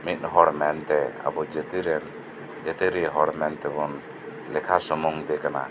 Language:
Santali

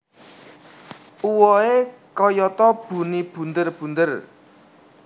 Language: Javanese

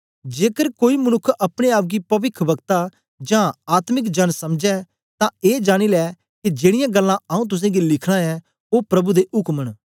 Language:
Dogri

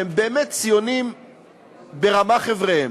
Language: Hebrew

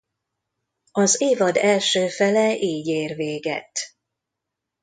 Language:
Hungarian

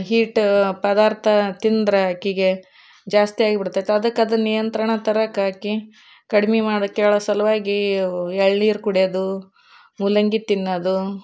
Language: Kannada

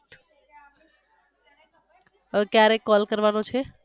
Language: Gujarati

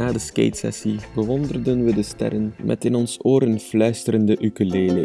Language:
Dutch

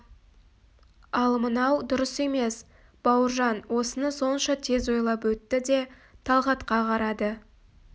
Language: Kazakh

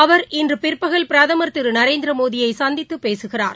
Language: Tamil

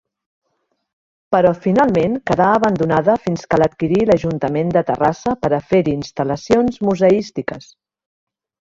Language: Catalan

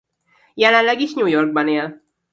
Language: Hungarian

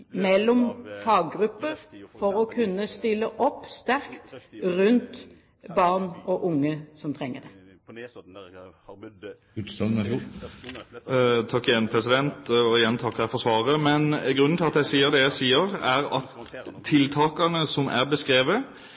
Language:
Norwegian Bokmål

